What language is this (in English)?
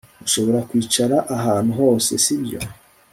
Kinyarwanda